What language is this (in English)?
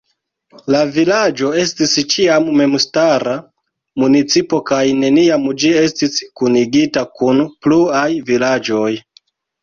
Esperanto